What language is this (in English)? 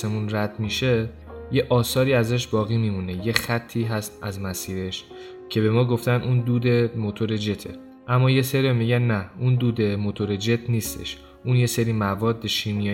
Persian